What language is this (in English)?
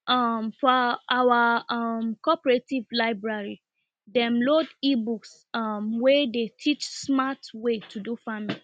Nigerian Pidgin